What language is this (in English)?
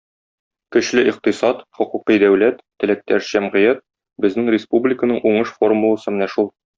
Tatar